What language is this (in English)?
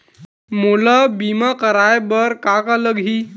Chhattisgarhi